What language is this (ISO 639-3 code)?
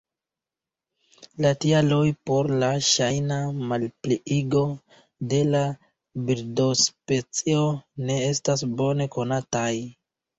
epo